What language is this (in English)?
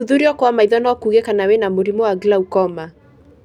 Kikuyu